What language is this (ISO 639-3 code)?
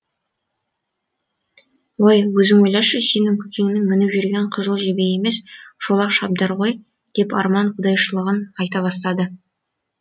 kaz